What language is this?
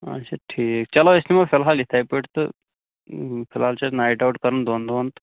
Kashmiri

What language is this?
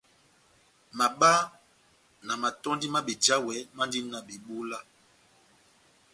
Batanga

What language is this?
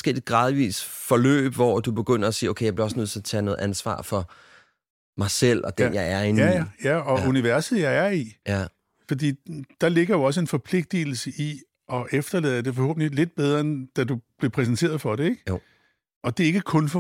Danish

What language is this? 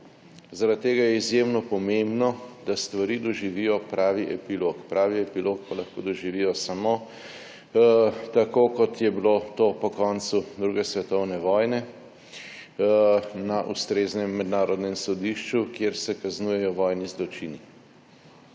Slovenian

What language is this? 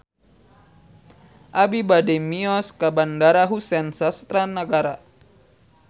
Sundanese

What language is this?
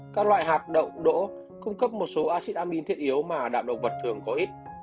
Vietnamese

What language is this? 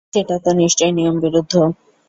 Bangla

